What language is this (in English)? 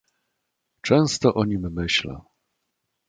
Polish